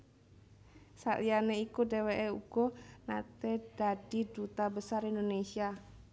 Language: Javanese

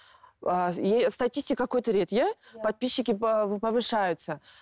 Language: Kazakh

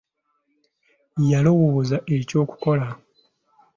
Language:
Ganda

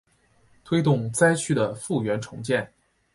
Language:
Chinese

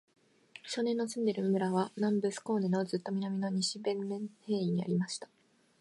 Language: Japanese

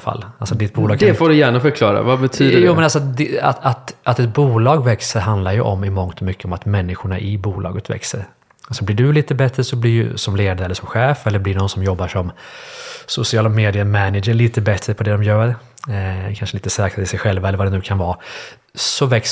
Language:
Swedish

